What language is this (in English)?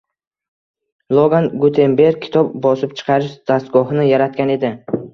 Uzbek